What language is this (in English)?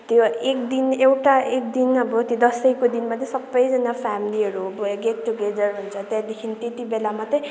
Nepali